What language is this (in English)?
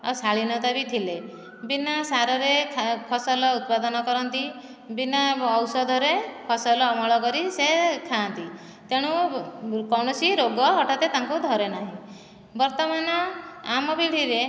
Odia